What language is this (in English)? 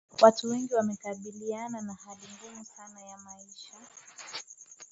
Swahili